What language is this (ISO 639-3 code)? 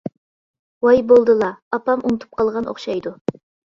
uig